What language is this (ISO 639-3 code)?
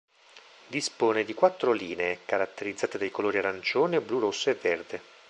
ita